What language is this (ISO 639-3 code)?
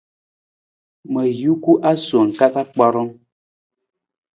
nmz